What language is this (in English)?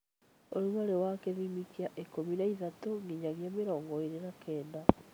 Kikuyu